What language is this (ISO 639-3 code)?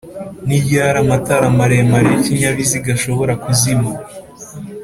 kin